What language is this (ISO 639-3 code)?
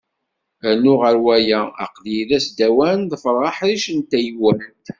kab